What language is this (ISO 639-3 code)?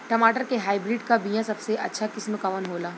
bho